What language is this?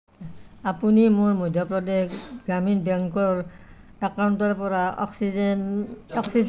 Assamese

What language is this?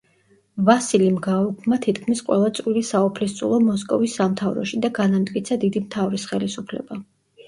Georgian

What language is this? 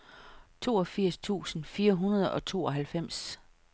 Danish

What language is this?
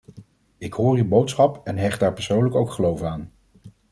Dutch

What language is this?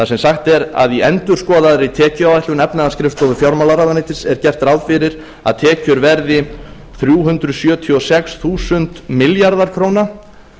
Icelandic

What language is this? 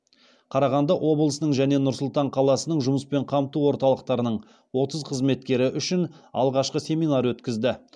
Kazakh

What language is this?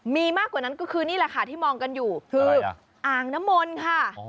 Thai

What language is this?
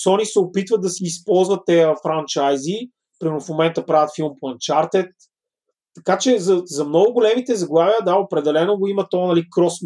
Bulgarian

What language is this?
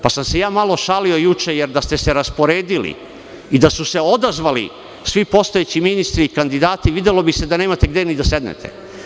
Serbian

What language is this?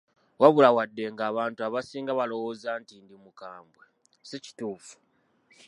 Ganda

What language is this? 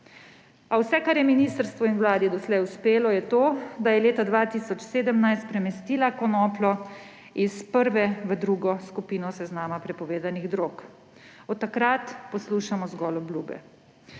Slovenian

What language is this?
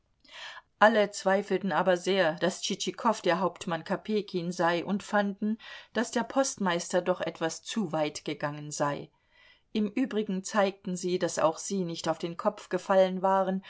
German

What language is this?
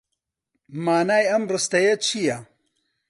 Central Kurdish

